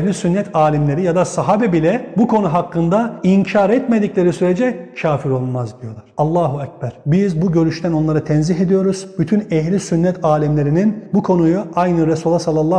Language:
Turkish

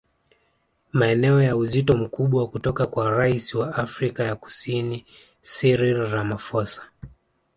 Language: Swahili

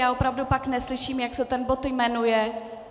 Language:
Czech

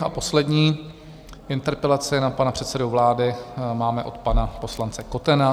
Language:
Czech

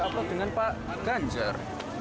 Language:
Indonesian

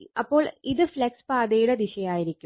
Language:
Malayalam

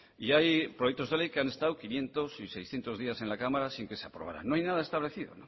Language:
Spanish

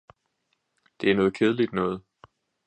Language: Danish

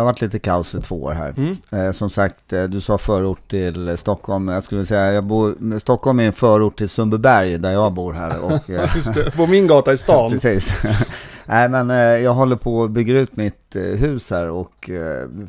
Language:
Swedish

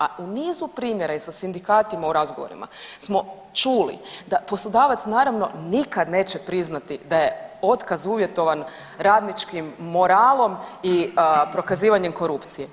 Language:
Croatian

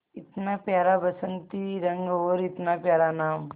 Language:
Hindi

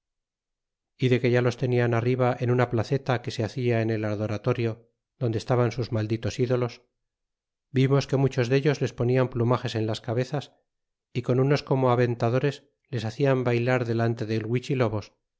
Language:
Spanish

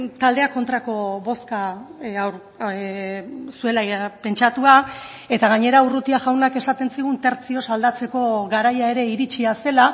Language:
Basque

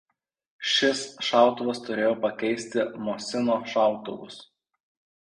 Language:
Lithuanian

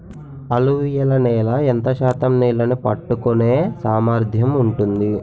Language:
Telugu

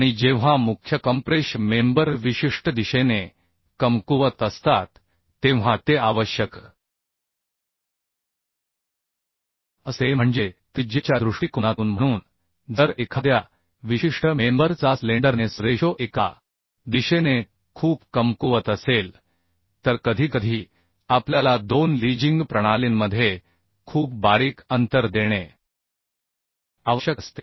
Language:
Marathi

